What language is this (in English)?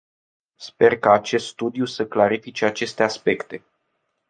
Romanian